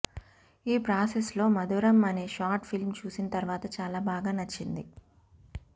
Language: Telugu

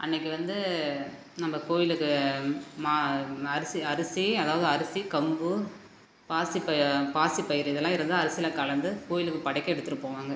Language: Tamil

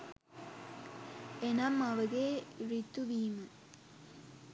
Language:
Sinhala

